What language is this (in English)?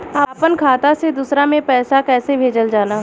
Bhojpuri